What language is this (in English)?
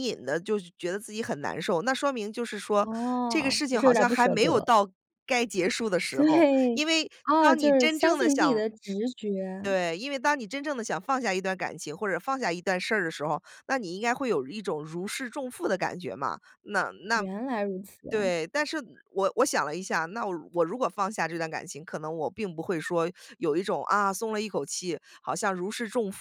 Chinese